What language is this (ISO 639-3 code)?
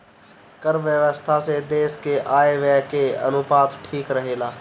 bho